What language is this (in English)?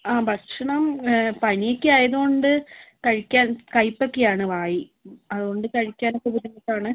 Malayalam